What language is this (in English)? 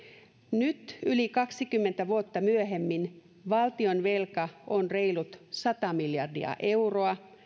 Finnish